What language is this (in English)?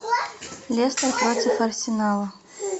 Russian